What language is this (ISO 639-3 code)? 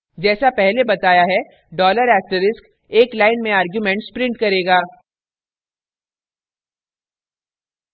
hin